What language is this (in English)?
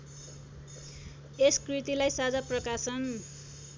Nepali